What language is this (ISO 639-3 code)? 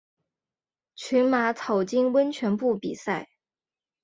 zho